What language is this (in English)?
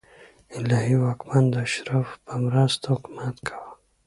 Pashto